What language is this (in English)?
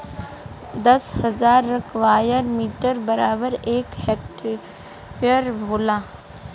Bhojpuri